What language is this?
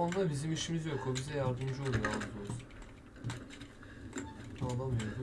Turkish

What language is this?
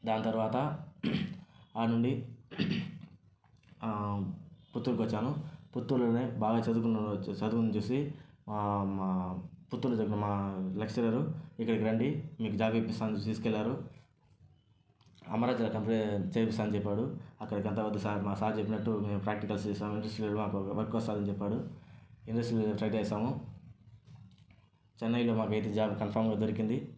Telugu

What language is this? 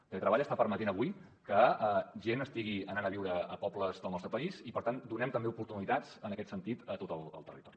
Catalan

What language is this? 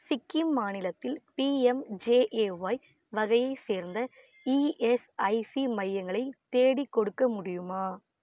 Tamil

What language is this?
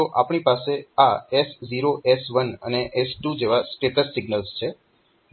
Gujarati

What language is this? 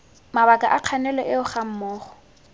Tswana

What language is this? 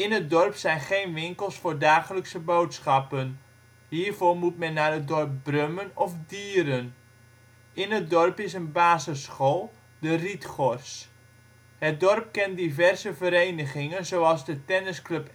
Dutch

